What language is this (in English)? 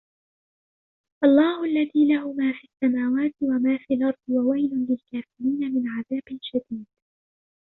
Arabic